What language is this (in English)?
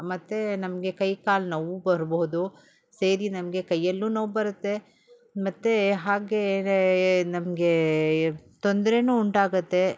Kannada